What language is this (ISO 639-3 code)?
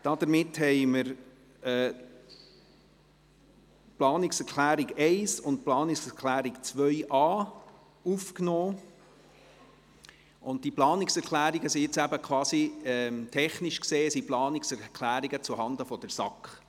gsw